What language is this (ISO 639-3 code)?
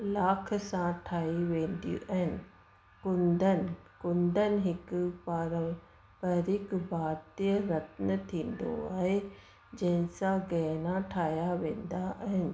snd